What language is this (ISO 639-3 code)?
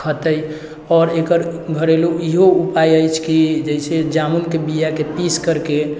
mai